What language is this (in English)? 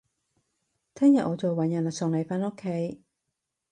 Cantonese